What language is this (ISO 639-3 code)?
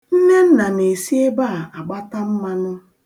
ibo